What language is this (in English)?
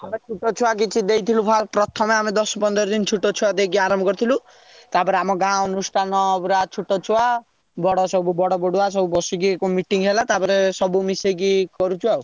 Odia